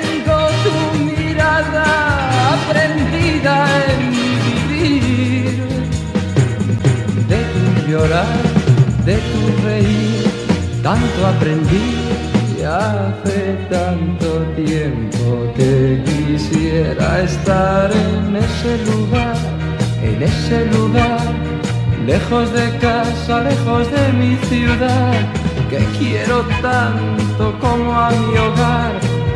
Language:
Spanish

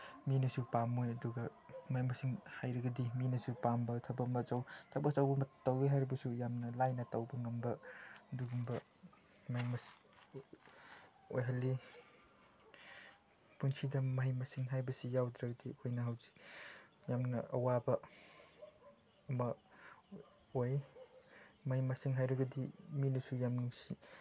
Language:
Manipuri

